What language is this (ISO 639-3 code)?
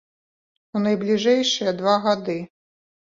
bel